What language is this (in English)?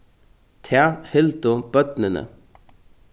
Faroese